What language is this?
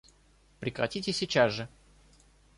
Russian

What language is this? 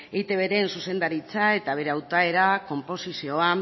Basque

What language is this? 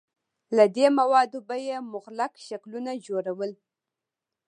Pashto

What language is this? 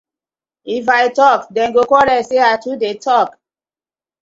Nigerian Pidgin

